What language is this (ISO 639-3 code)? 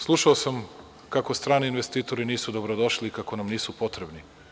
srp